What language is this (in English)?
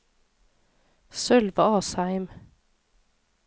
Norwegian